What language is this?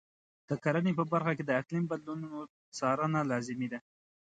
Pashto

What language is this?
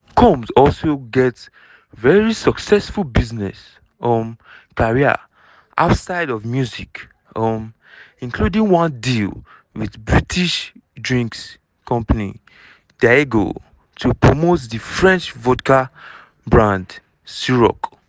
Nigerian Pidgin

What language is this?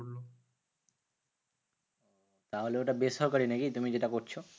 Bangla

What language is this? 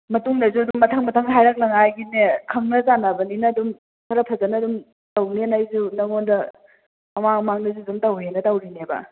Manipuri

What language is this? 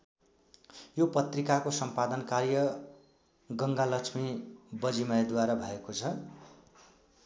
Nepali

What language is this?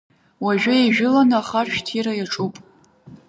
Abkhazian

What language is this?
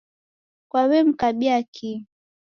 Taita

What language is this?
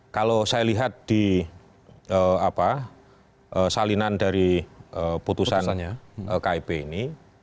Indonesian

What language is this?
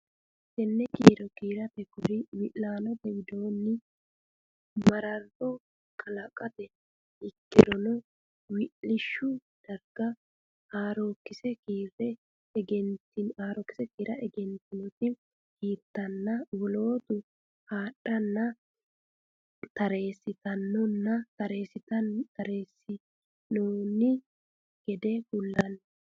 Sidamo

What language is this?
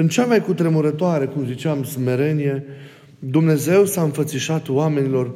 Romanian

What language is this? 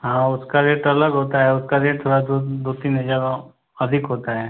Hindi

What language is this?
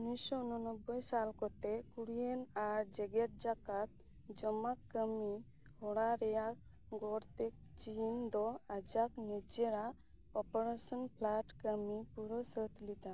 Santali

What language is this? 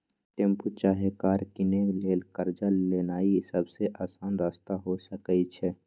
Magahi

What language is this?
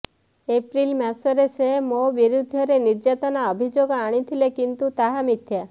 Odia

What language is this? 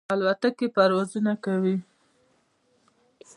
Pashto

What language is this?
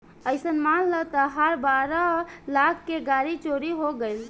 Bhojpuri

